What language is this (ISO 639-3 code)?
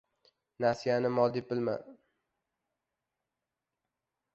uzb